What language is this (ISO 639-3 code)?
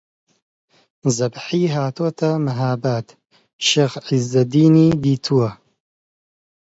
ckb